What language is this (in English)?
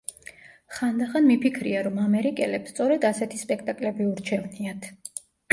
Georgian